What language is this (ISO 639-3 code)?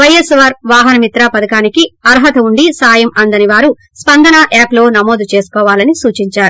tel